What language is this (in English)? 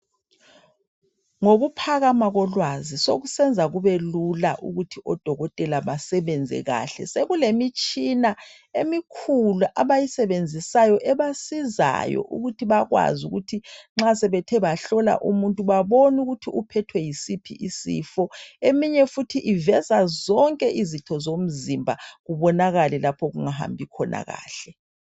North Ndebele